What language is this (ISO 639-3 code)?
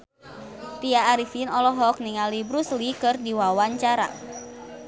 sun